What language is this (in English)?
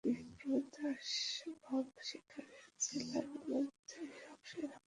Bangla